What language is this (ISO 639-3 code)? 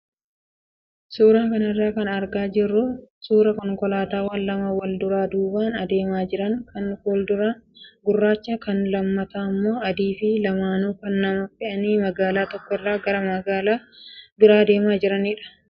orm